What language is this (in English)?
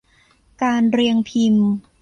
Thai